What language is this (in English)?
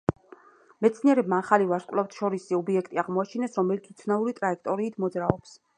Georgian